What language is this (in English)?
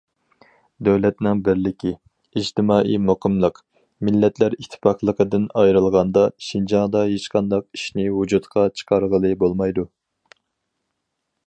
Uyghur